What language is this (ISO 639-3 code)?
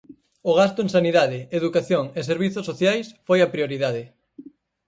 glg